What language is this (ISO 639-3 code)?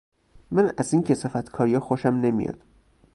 fas